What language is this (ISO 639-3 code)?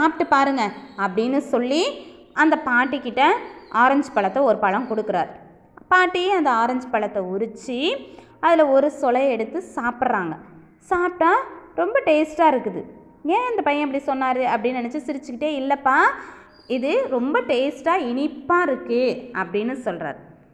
hin